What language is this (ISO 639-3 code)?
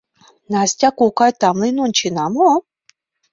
chm